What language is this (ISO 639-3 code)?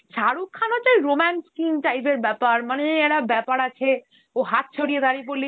ben